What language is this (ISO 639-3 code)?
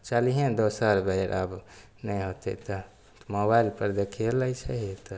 mai